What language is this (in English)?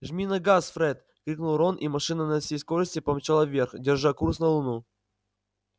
Russian